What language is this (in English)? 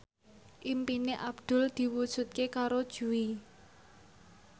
Javanese